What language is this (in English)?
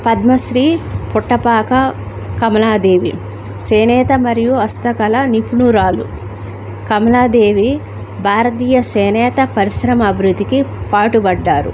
Telugu